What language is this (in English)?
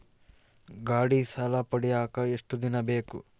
Kannada